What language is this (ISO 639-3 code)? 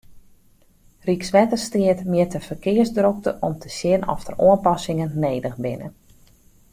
fry